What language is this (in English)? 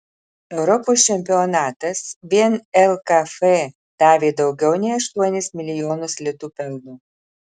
Lithuanian